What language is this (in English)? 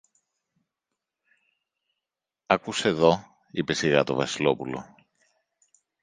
Greek